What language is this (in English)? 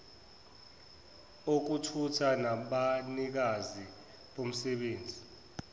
Zulu